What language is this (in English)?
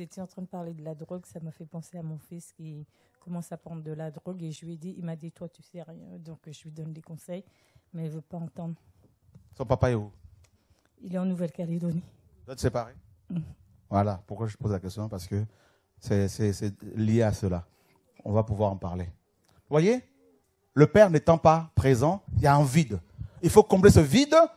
French